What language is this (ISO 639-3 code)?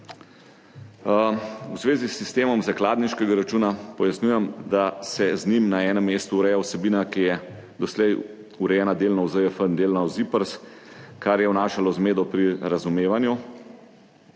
slv